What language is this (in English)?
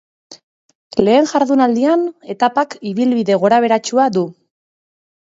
Basque